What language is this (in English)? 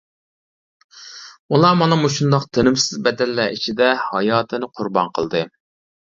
Uyghur